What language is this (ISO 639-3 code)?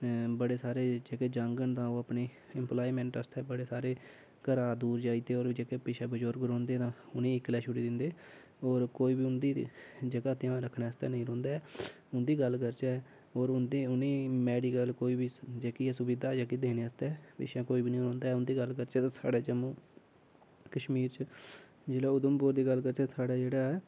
doi